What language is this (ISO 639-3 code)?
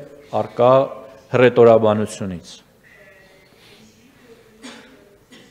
ron